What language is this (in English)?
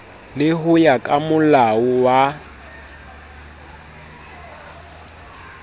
Southern Sotho